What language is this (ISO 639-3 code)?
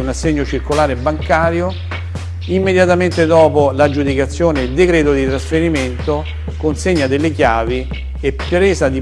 ita